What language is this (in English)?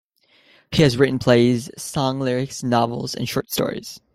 English